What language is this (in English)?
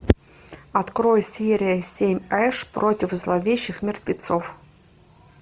Russian